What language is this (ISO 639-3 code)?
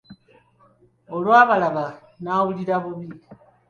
lug